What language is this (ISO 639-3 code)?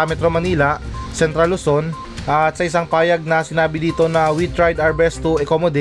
fil